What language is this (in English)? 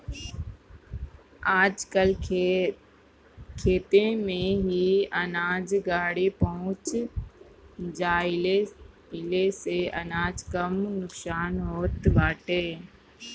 Bhojpuri